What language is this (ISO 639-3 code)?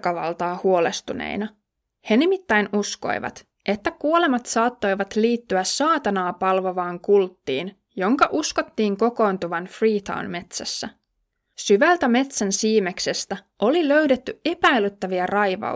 fin